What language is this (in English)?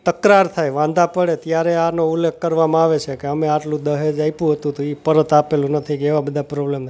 Gujarati